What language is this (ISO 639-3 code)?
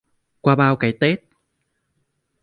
vie